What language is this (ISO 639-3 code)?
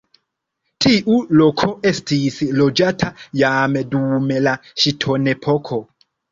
epo